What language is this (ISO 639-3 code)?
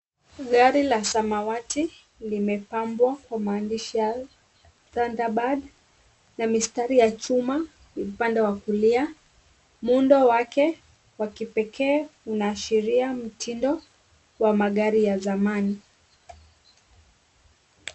swa